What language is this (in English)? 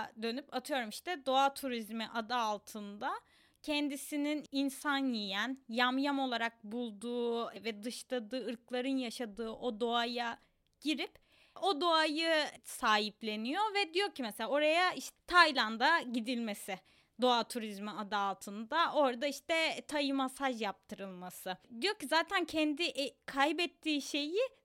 Turkish